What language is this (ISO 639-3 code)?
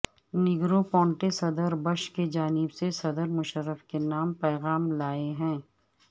urd